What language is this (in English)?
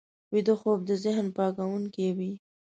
Pashto